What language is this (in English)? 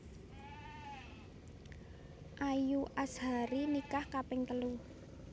Javanese